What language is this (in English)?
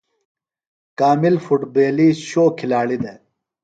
Phalura